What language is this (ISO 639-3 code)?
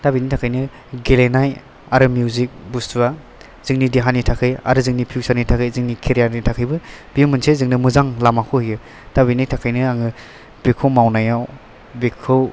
brx